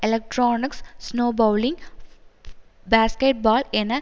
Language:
Tamil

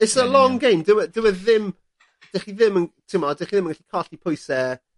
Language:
Welsh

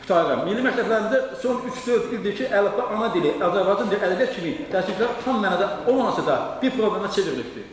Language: Turkish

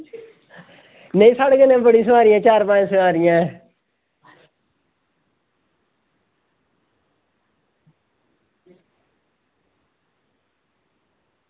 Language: Dogri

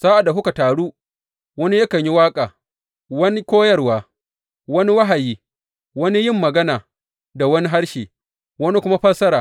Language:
Hausa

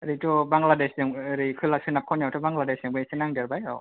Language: Bodo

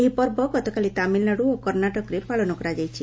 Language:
Odia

